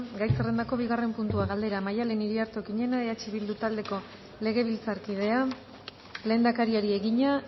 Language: Basque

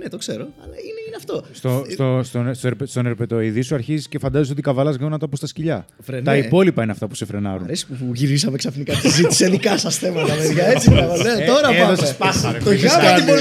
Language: Greek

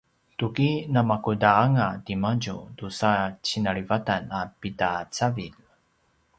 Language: Paiwan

